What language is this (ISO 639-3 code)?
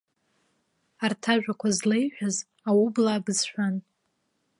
abk